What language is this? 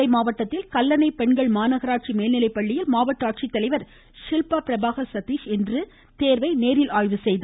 Tamil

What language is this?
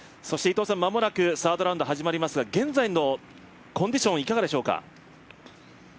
Japanese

